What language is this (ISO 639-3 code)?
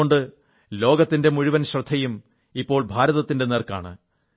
mal